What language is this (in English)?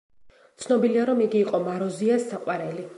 Georgian